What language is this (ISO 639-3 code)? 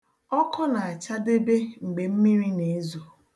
ibo